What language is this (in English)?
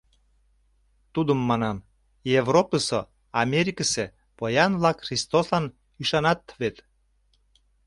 Mari